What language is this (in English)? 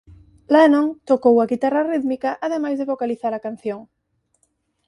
Galician